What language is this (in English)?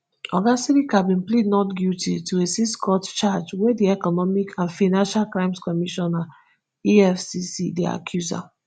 Nigerian Pidgin